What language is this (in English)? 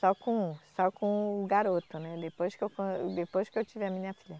Portuguese